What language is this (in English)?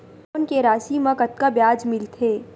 Chhattisgarhi